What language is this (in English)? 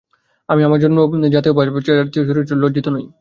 Bangla